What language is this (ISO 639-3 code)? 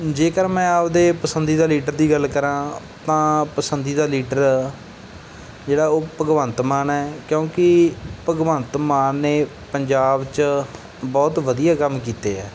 pan